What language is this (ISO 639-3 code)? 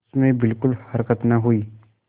hin